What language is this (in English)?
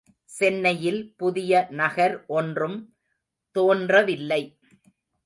Tamil